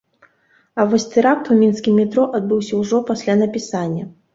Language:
Belarusian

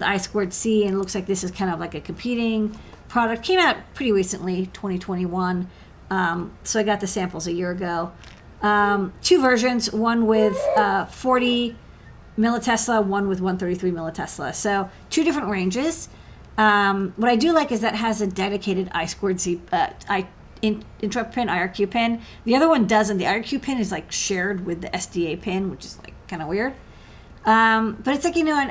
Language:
English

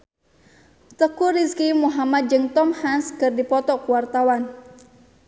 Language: Sundanese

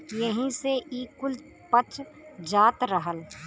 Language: Bhojpuri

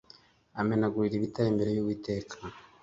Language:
Kinyarwanda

